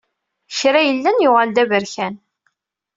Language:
Kabyle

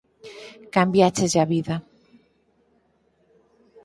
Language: Galician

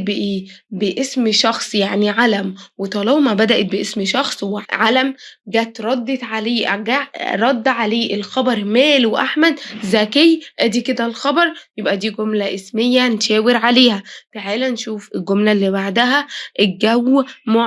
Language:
Arabic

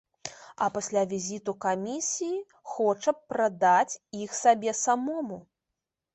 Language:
Belarusian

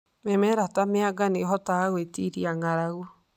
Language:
Kikuyu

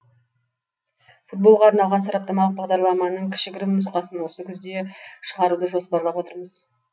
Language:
Kazakh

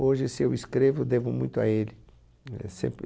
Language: Portuguese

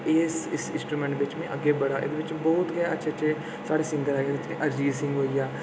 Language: Dogri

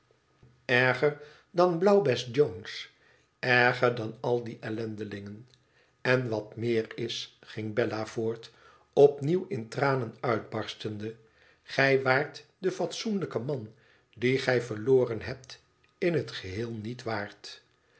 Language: Dutch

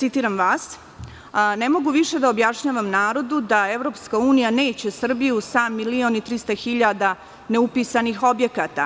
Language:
Serbian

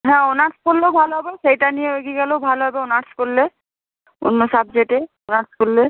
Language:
Bangla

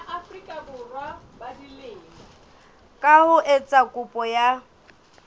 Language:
Southern Sotho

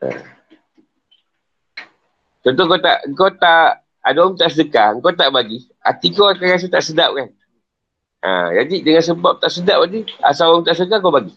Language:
Malay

